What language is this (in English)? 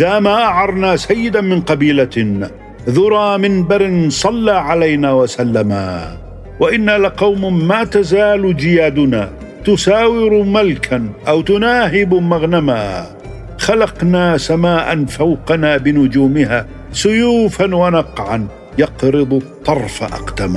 Arabic